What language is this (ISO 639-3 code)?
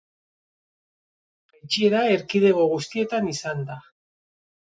eus